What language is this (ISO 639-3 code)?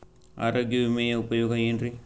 kan